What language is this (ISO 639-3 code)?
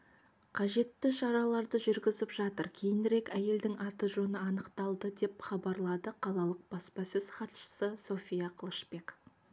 kaz